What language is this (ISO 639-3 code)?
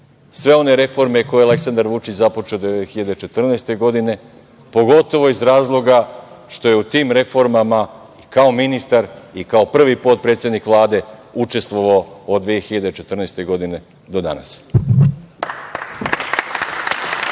srp